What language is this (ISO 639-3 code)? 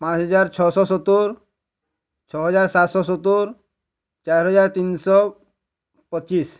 ori